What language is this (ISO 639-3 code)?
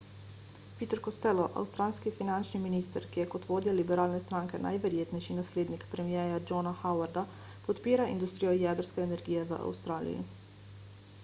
slv